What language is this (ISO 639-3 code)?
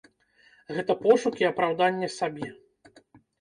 bel